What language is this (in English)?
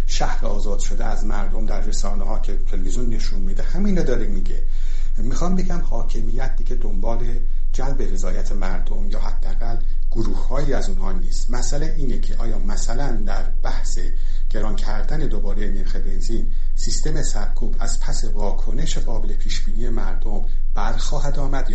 Persian